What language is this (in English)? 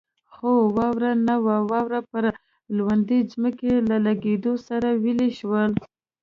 Pashto